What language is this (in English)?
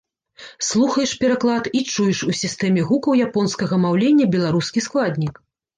Belarusian